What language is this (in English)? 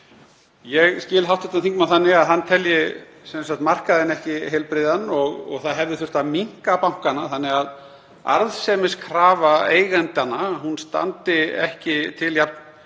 Icelandic